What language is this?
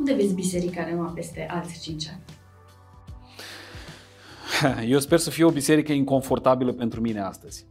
Romanian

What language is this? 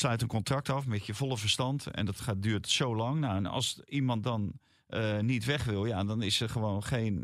Dutch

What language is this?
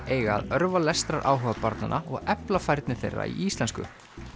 Icelandic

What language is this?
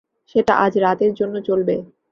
Bangla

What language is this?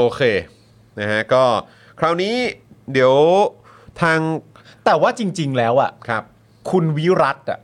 Thai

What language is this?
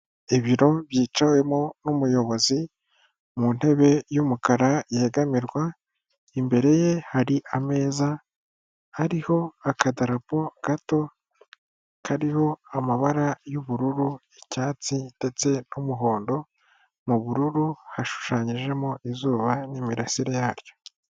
Kinyarwanda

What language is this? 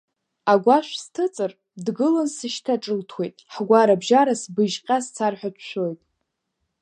Abkhazian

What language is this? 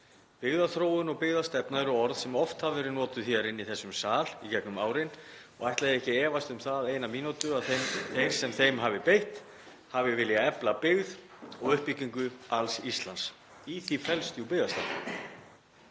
Icelandic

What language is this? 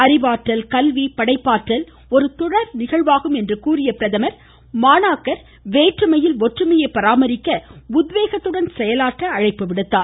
Tamil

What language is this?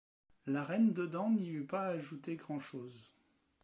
French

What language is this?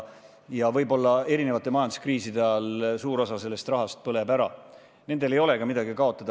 Estonian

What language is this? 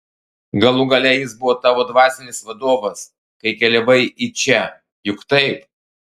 Lithuanian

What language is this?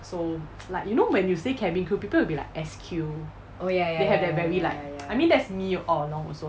English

